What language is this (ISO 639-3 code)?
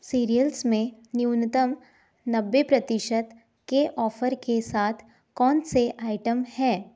hin